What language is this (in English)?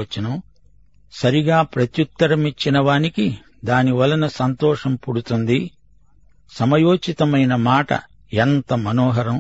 Telugu